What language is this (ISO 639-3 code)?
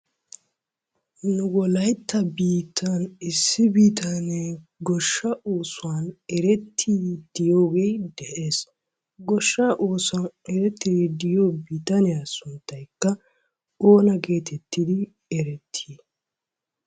wal